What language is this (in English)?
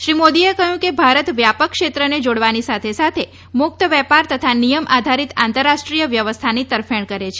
Gujarati